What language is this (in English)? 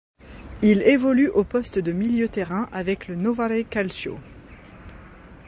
French